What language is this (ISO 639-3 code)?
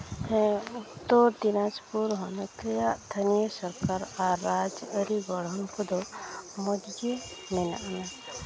sat